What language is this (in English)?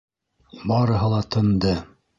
Bashkir